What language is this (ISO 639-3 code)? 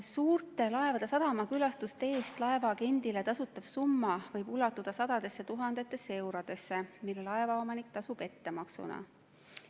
est